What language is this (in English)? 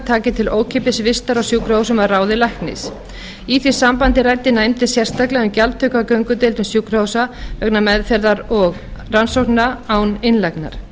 Icelandic